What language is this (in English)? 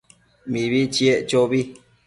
Matsés